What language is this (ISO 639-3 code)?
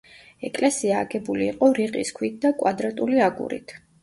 kat